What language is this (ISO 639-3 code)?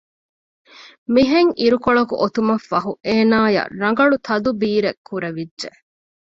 div